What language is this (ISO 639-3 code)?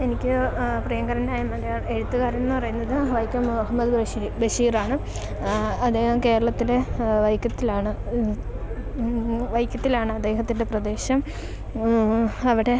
mal